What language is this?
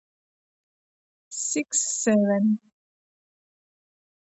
Georgian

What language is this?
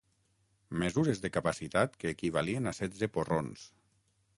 Catalan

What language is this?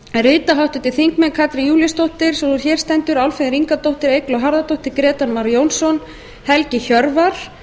Icelandic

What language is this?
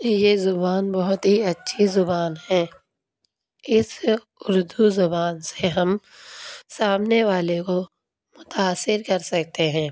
Urdu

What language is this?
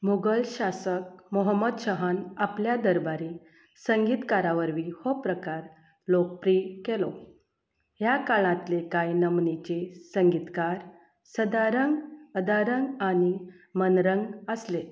Konkani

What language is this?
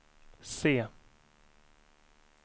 Swedish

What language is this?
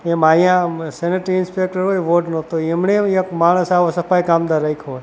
Gujarati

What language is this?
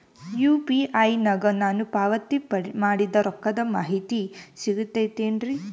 Kannada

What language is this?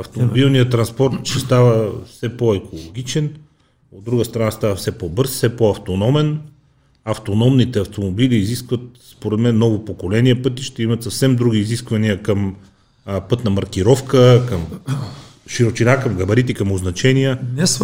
Bulgarian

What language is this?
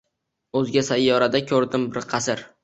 Uzbek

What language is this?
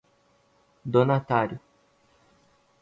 Portuguese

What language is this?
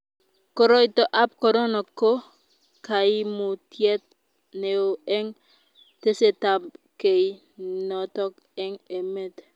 Kalenjin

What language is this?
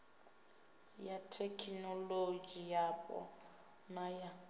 Venda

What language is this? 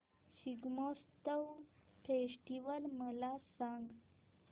Marathi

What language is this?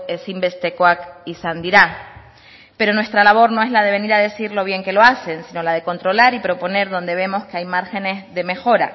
Spanish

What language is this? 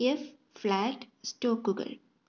Malayalam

